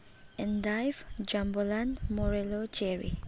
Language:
Manipuri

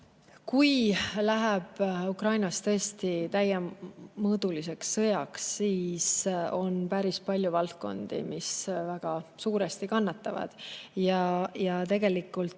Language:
Estonian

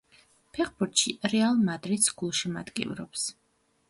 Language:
Georgian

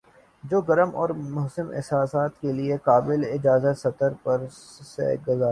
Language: Urdu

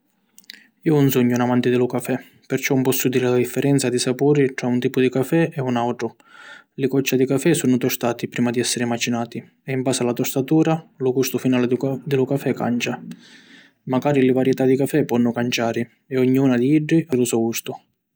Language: Sicilian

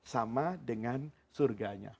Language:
Indonesian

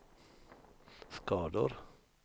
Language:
Swedish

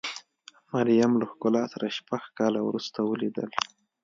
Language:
Pashto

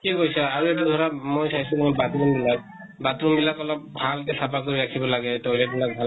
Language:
Assamese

